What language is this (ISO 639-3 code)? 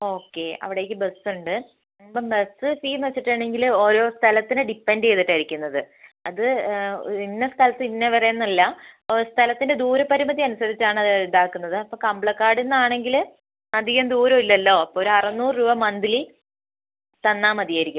mal